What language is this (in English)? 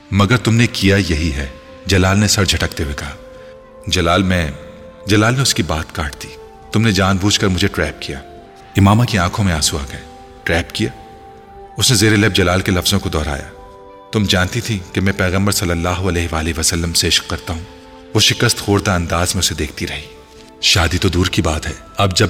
Urdu